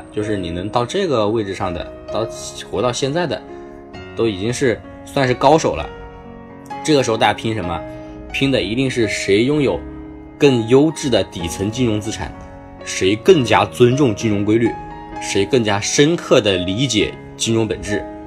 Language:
Chinese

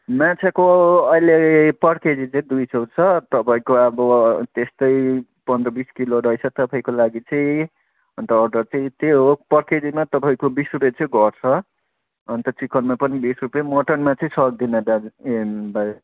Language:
Nepali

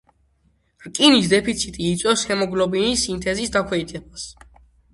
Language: Georgian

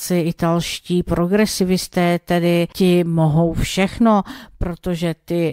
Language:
Czech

